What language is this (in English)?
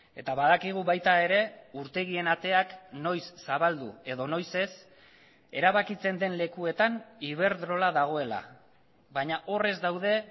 Basque